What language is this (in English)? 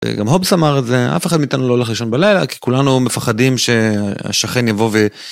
Hebrew